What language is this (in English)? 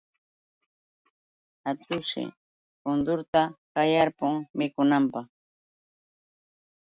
Yauyos Quechua